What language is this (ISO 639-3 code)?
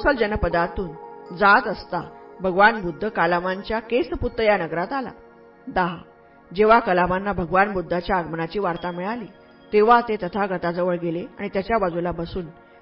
mar